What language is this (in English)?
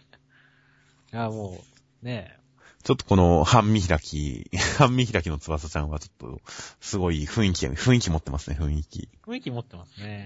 Japanese